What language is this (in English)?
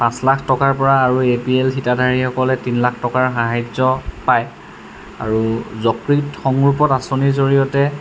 Assamese